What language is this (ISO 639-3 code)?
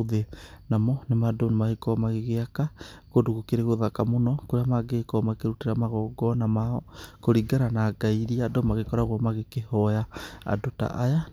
kik